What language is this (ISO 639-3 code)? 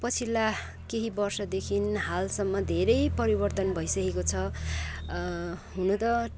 nep